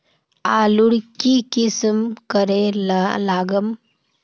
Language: Magahi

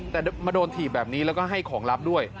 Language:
Thai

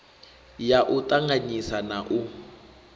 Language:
Venda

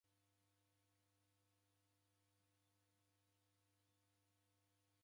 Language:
Taita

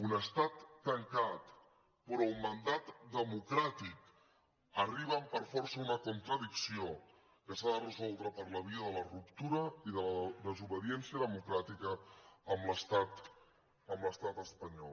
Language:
Catalan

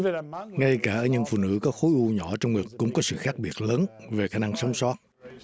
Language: Vietnamese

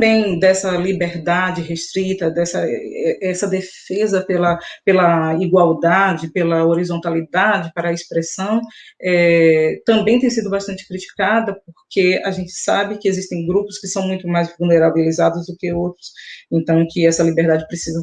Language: Portuguese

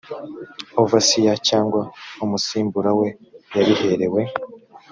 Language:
Kinyarwanda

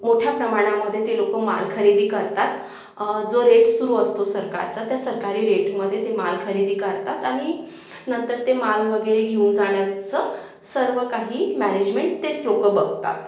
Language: Marathi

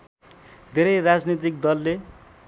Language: Nepali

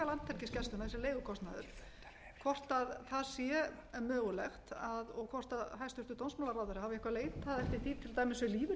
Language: Icelandic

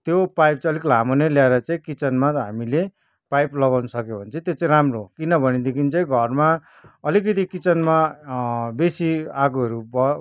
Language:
Nepali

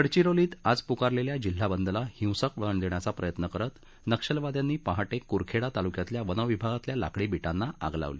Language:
Marathi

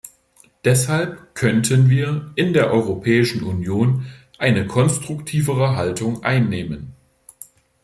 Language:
German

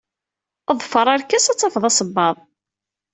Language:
Kabyle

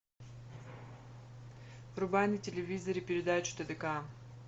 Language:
Russian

